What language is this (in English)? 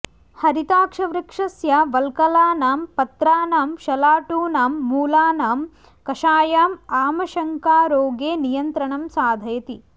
Sanskrit